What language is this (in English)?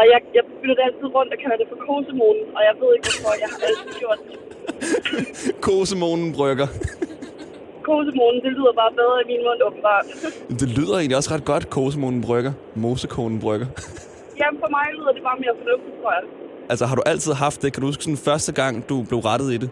Danish